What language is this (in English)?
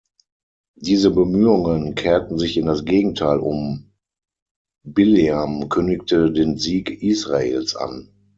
German